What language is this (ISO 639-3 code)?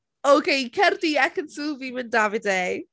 cym